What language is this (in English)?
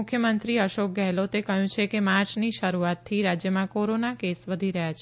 Gujarati